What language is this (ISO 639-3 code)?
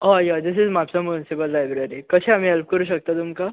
kok